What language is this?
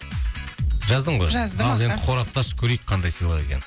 Kazakh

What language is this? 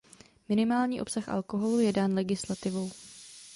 Czech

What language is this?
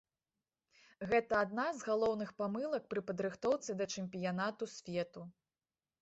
Belarusian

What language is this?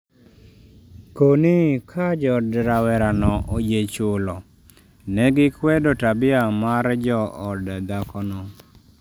Luo (Kenya and Tanzania)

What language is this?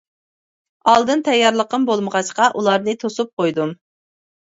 Uyghur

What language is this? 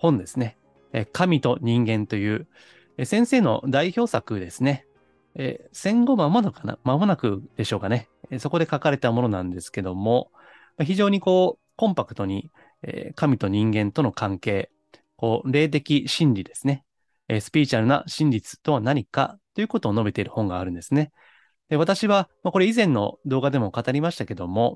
Japanese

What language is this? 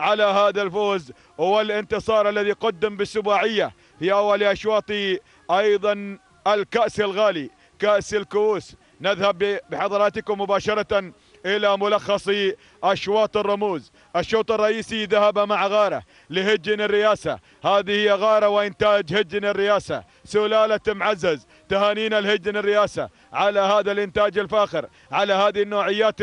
Arabic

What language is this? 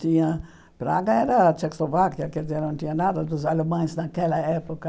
Portuguese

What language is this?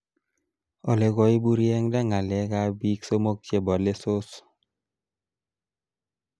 Kalenjin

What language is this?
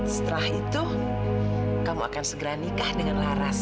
Indonesian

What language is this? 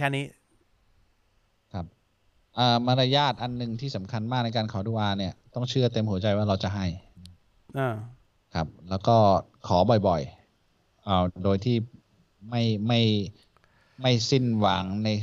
Thai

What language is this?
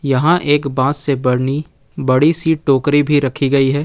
Hindi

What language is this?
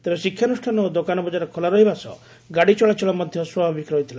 Odia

